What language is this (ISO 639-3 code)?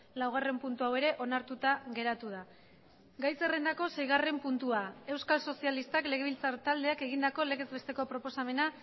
eus